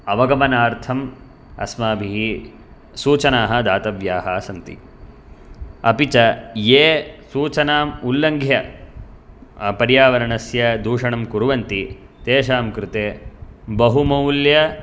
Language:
Sanskrit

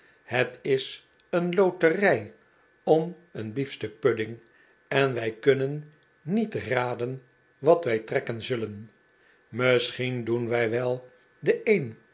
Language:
Dutch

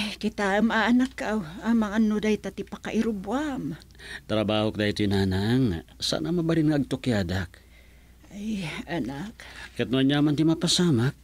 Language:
Filipino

